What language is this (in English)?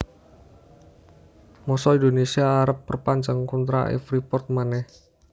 Javanese